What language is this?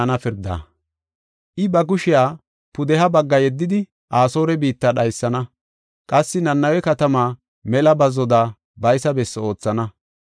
Gofa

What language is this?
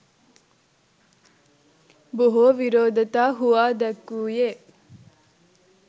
Sinhala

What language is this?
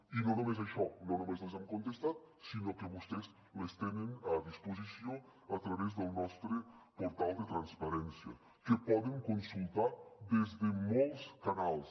Catalan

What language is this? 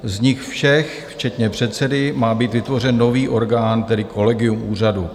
Czech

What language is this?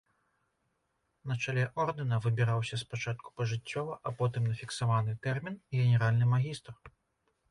Belarusian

